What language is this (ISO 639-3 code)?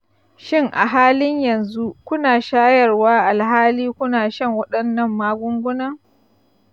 hau